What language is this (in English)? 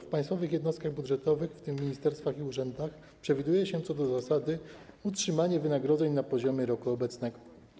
Polish